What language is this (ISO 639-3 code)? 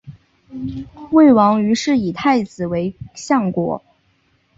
zho